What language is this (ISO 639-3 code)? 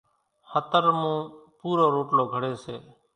gjk